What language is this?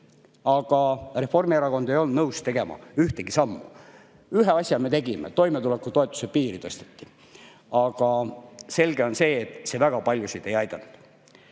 Estonian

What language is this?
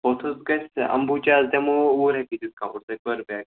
Kashmiri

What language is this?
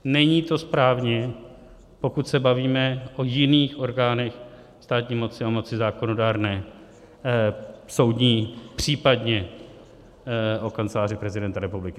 Czech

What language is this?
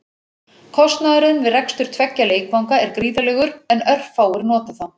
Icelandic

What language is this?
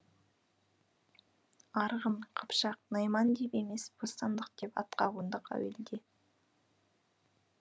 Kazakh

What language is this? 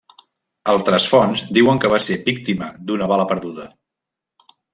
Catalan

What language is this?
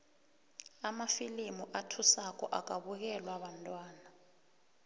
South Ndebele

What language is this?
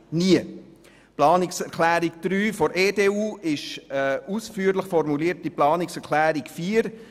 Swiss German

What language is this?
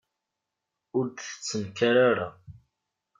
Kabyle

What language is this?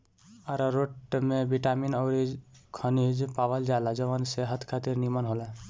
Bhojpuri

